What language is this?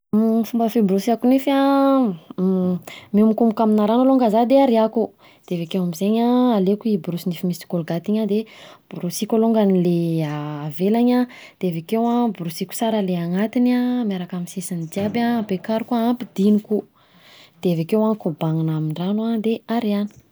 Southern Betsimisaraka Malagasy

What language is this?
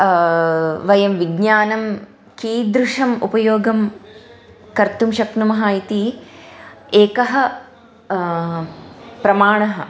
Sanskrit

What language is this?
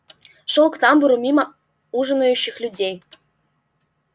Russian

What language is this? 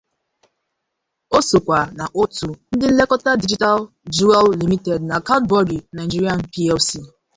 Igbo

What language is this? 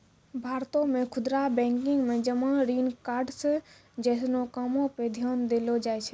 Maithili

